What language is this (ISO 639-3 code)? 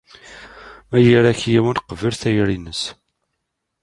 kab